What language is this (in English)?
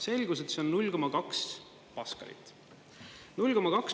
Estonian